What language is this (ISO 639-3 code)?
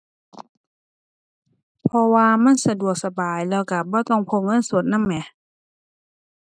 tha